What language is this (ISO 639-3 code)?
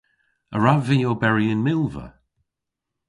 cor